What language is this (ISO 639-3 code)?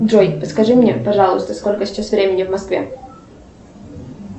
rus